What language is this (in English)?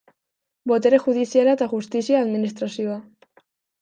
Basque